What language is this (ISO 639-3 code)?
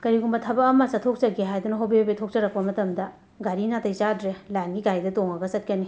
mni